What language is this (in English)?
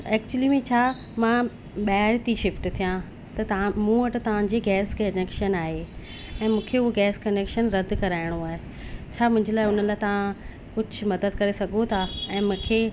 Sindhi